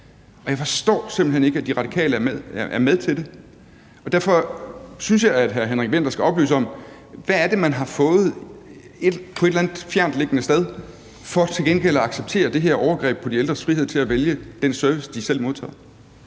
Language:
Danish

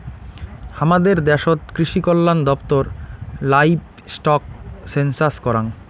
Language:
Bangla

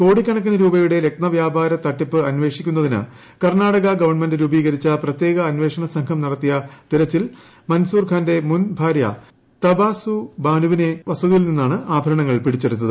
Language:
Malayalam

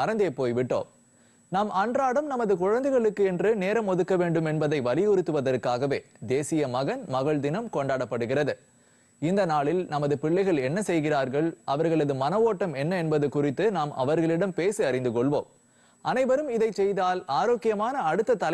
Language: Tamil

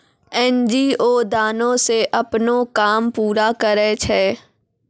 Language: Maithili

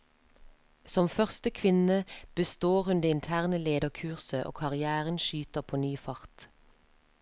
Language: Norwegian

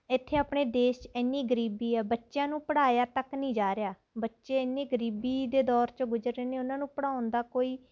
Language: Punjabi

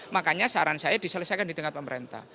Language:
Indonesian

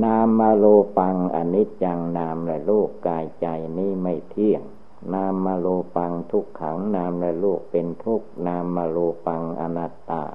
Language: Thai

